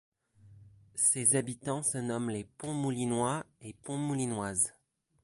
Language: French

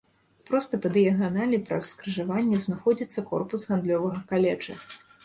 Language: Belarusian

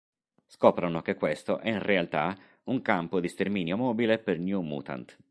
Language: Italian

